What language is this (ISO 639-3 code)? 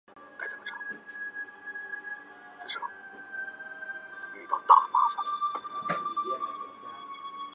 zho